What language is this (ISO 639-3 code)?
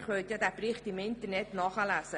gsw